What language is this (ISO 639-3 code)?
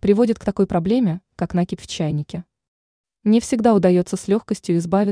rus